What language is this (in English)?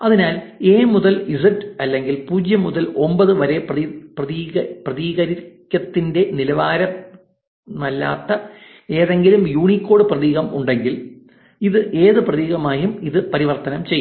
Malayalam